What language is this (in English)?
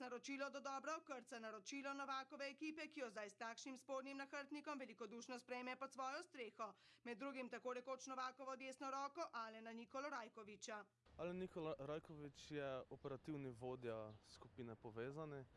Italian